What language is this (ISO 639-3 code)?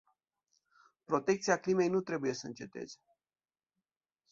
ron